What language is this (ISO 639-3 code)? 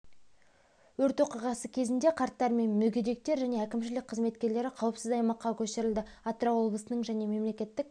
kaz